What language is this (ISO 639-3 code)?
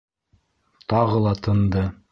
bak